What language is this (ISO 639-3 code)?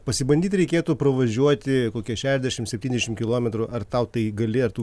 lit